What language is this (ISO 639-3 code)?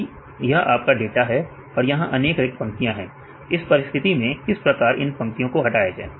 hin